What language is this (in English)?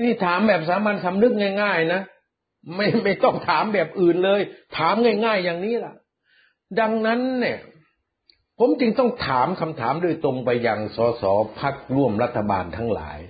Thai